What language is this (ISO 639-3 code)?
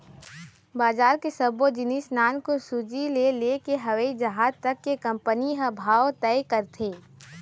hne